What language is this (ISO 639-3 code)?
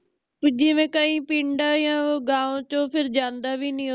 pan